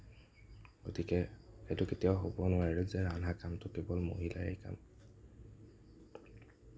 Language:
Assamese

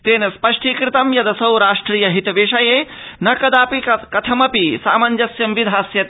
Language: Sanskrit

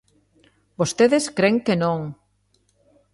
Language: Galician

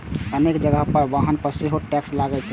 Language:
Maithili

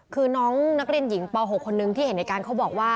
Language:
Thai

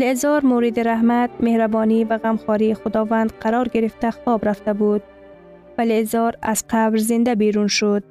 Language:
Persian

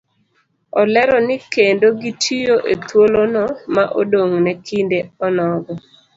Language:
Luo (Kenya and Tanzania)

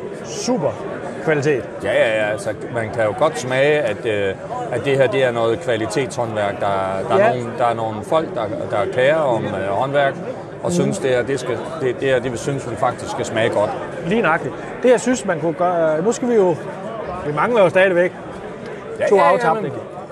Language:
Danish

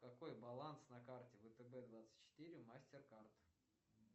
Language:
Russian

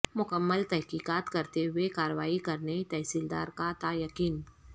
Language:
Urdu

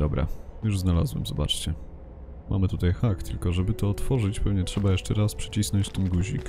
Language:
Polish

